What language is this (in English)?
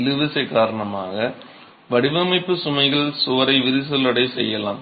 Tamil